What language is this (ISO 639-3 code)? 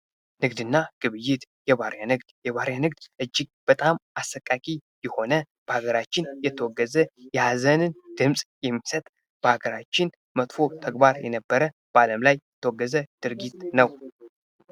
amh